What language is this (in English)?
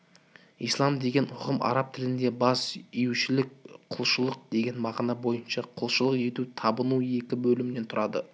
Kazakh